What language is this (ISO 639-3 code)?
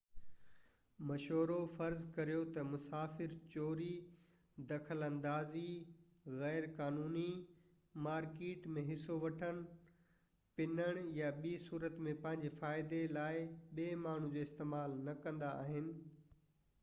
snd